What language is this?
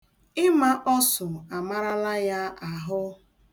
Igbo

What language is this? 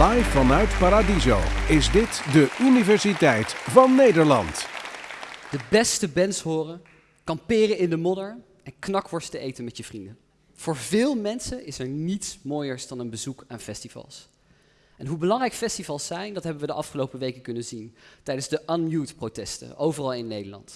Dutch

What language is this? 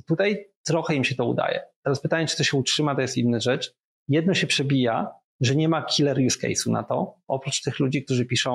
Polish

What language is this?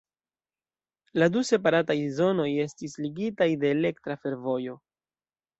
Esperanto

